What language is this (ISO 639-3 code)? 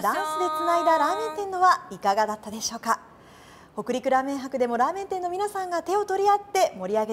jpn